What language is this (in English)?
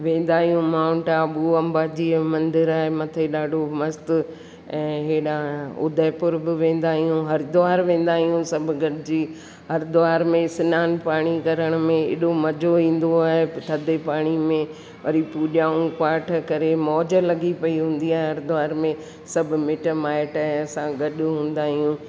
Sindhi